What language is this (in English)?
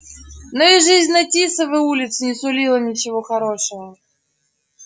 Russian